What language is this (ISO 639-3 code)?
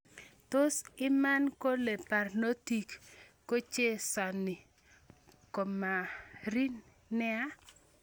kln